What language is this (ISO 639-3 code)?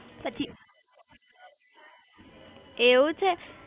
guj